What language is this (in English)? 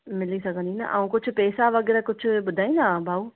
Sindhi